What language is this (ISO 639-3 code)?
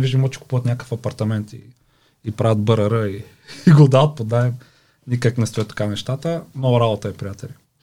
bul